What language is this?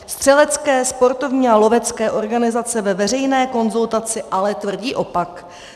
Czech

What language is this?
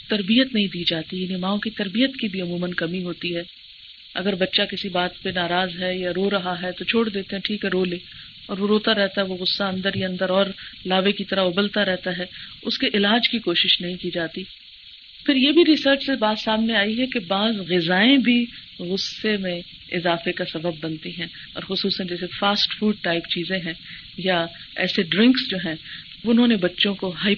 Urdu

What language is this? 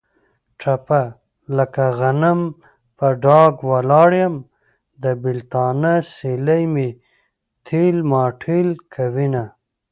Pashto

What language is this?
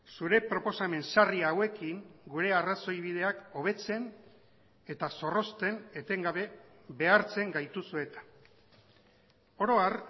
Basque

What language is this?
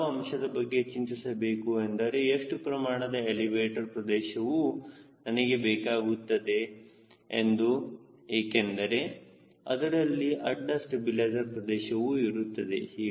Kannada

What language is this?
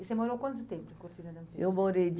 Portuguese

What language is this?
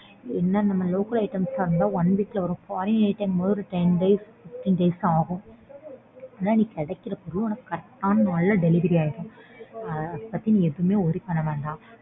Tamil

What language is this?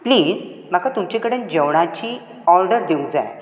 Konkani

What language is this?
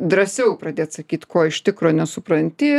Lithuanian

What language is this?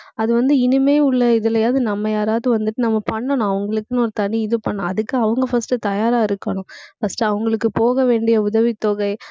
Tamil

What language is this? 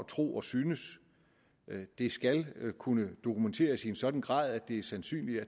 Danish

